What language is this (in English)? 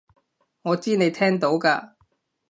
Cantonese